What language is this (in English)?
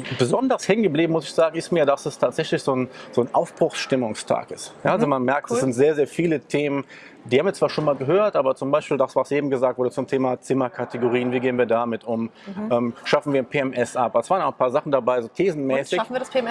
German